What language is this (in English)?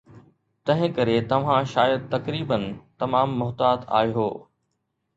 Sindhi